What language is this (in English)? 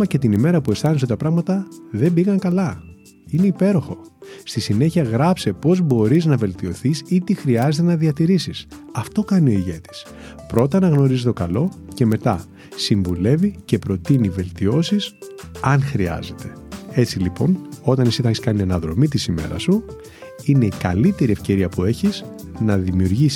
Greek